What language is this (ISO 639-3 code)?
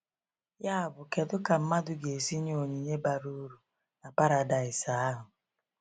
ibo